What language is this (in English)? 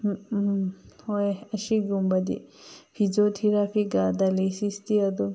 Manipuri